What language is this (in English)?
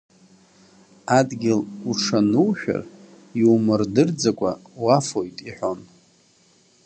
Abkhazian